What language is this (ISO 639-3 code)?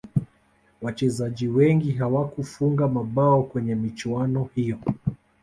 swa